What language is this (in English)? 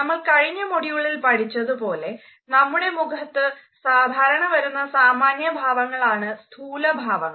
Malayalam